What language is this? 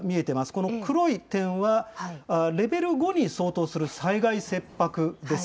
Japanese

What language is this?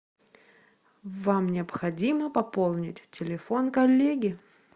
Russian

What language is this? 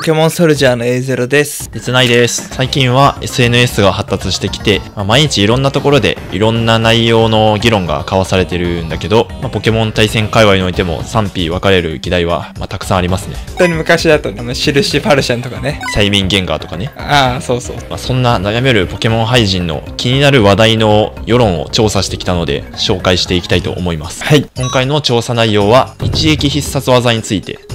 Japanese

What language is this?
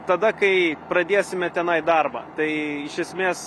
Lithuanian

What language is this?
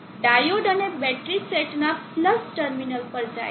Gujarati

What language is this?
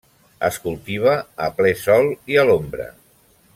Catalan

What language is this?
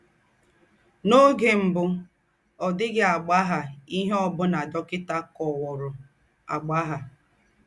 Igbo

